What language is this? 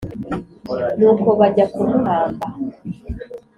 Kinyarwanda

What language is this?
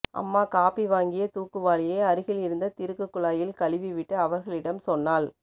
Tamil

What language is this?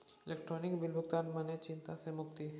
Maithili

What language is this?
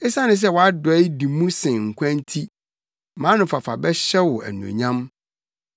Akan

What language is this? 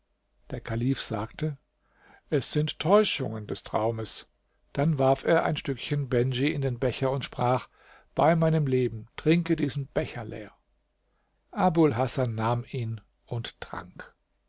German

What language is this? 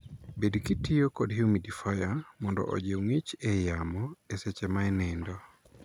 Luo (Kenya and Tanzania)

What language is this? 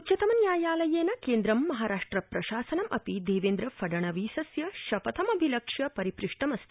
Sanskrit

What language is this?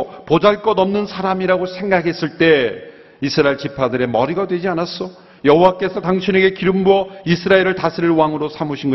Korean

